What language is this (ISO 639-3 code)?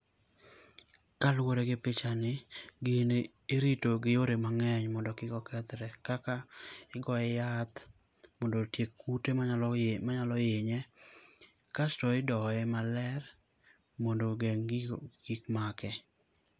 luo